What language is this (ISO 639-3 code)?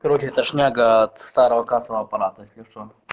rus